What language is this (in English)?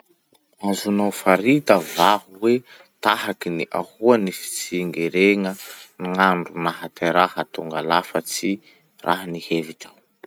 Masikoro Malagasy